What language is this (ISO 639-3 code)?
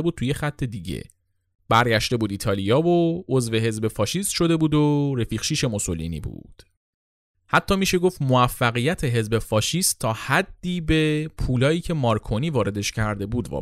fas